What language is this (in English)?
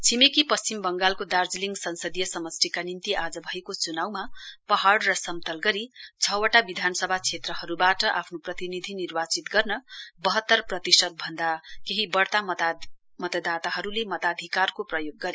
Nepali